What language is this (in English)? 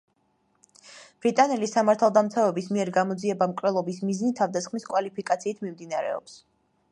Georgian